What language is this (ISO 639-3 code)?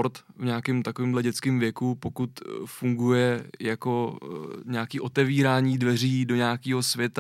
ces